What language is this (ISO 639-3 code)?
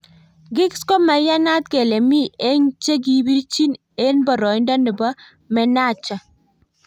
kln